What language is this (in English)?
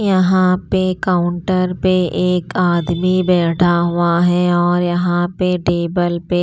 Hindi